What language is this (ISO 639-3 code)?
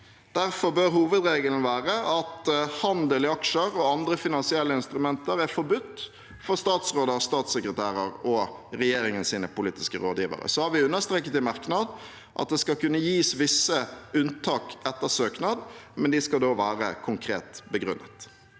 nor